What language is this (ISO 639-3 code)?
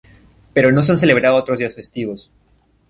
spa